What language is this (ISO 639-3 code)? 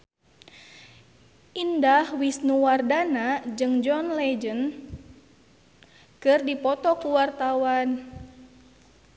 sun